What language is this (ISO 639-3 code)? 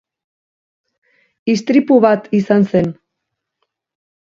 eus